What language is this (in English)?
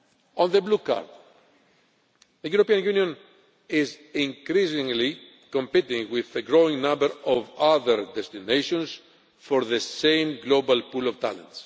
English